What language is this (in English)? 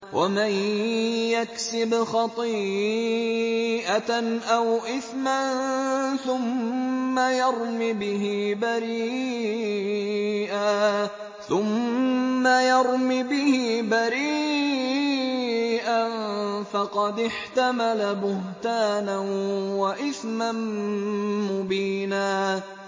Arabic